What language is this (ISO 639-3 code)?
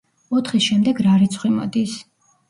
kat